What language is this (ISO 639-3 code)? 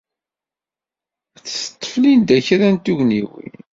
kab